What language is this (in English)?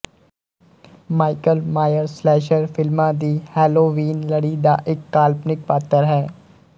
Punjabi